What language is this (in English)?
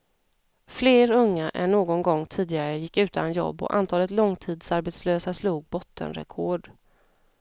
Swedish